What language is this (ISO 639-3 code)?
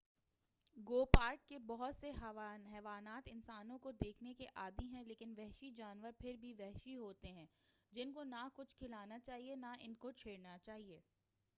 urd